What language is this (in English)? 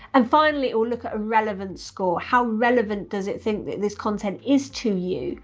English